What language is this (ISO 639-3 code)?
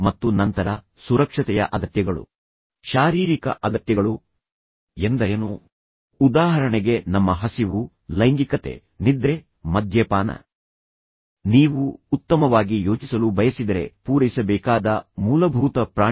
kan